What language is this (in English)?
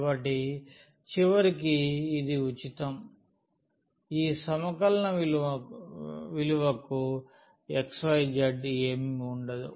Telugu